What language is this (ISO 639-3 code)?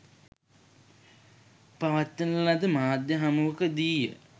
sin